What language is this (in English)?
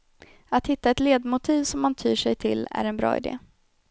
Swedish